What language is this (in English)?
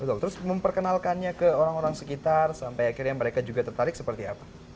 Indonesian